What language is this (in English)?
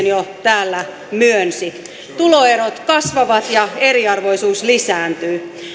Finnish